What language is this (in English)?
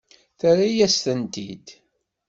Kabyle